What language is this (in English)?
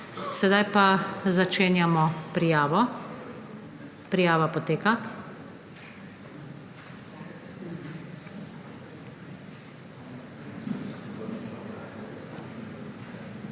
Slovenian